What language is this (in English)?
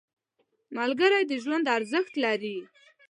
Pashto